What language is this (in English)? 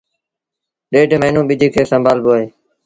Sindhi Bhil